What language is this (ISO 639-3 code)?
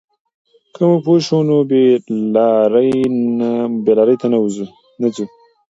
pus